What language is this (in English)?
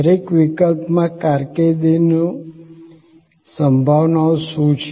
Gujarati